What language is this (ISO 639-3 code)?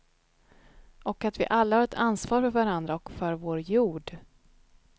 swe